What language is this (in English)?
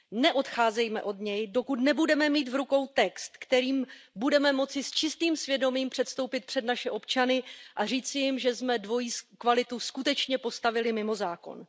Czech